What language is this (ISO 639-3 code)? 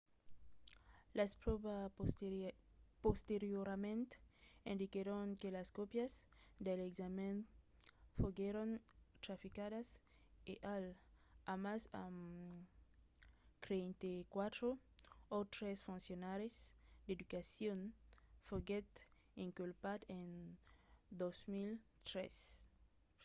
oci